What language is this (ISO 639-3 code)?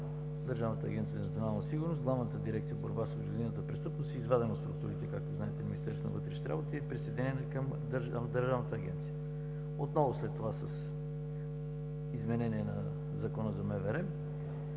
bul